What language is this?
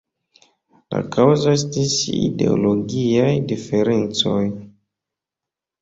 Esperanto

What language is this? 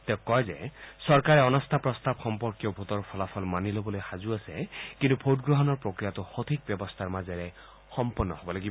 Assamese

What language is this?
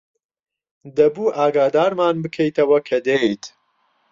Central Kurdish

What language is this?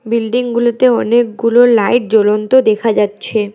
Bangla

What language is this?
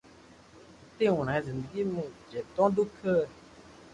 Loarki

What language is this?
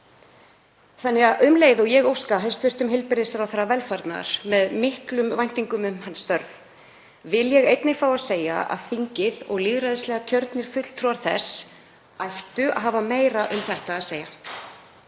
Icelandic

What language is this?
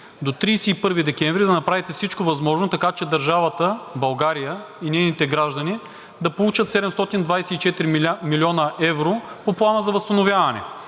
Bulgarian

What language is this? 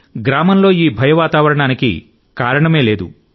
Telugu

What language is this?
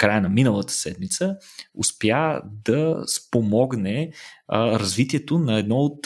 Bulgarian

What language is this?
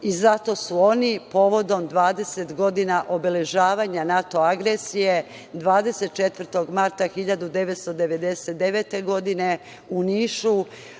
Serbian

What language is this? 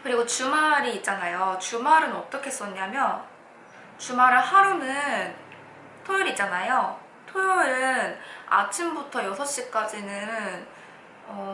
Korean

